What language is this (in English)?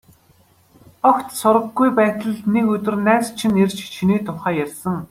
Mongolian